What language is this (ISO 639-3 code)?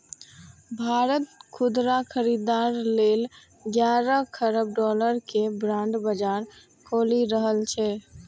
mai